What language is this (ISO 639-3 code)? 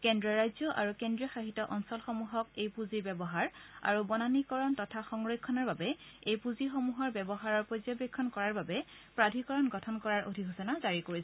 asm